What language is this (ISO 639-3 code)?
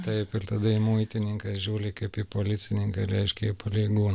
lit